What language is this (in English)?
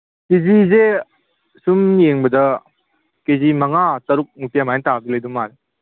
Manipuri